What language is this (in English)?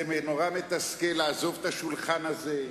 Hebrew